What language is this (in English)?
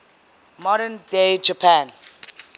English